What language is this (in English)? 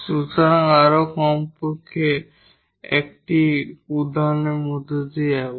Bangla